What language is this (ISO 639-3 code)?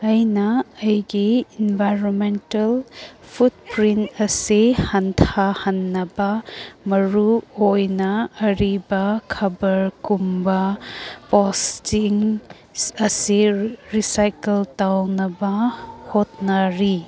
mni